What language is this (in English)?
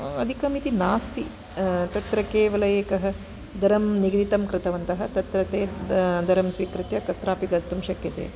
Sanskrit